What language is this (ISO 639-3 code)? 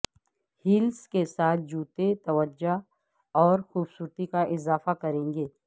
urd